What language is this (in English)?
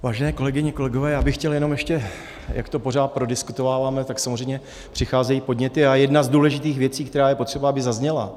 Czech